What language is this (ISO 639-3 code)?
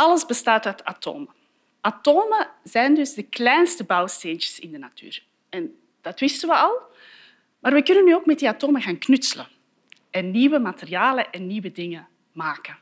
nld